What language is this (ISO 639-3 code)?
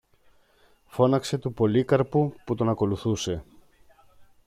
ell